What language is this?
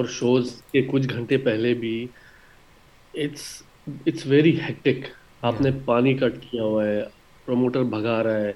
Urdu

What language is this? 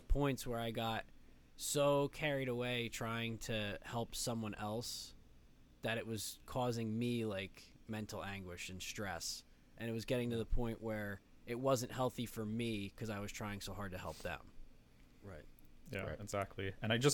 English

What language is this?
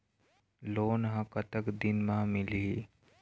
Chhattisgarhi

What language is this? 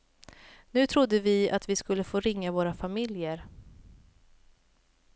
Swedish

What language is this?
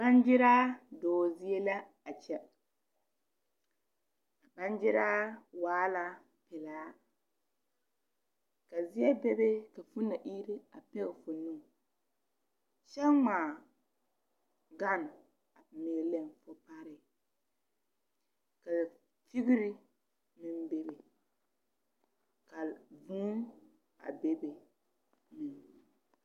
Southern Dagaare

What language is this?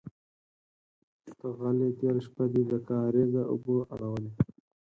Pashto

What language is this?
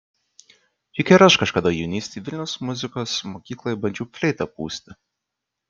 Lithuanian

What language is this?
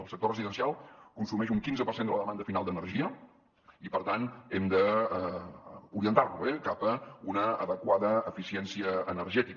Catalan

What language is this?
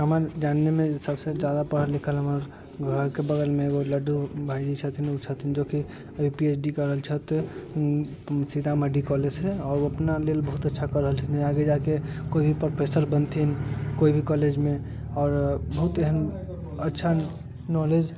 Maithili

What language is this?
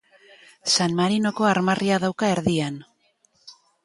Basque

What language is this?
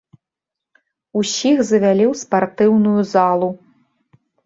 Belarusian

